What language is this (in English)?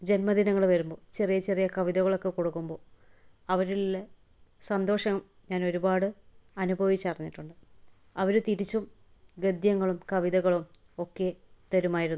Malayalam